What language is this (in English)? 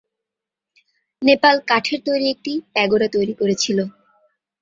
Bangla